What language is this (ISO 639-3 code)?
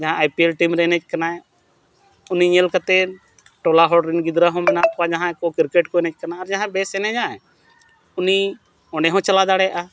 sat